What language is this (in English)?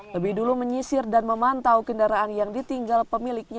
Indonesian